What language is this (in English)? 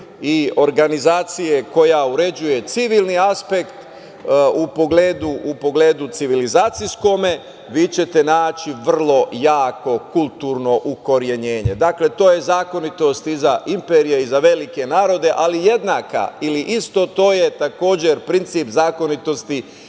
Serbian